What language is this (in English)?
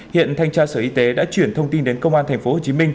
Vietnamese